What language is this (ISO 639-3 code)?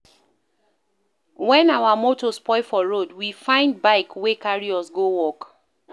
pcm